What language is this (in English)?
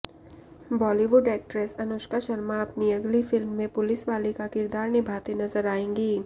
Hindi